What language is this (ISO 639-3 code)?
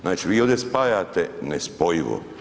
hrv